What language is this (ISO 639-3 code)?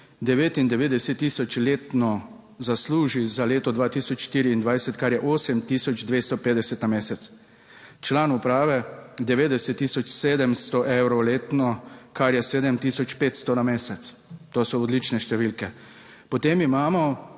slv